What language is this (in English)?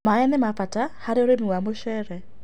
Kikuyu